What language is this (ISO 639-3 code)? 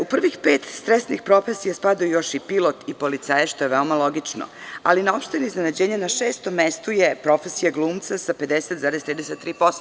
srp